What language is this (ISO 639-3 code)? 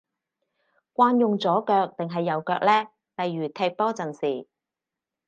yue